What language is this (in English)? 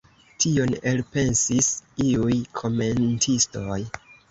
Esperanto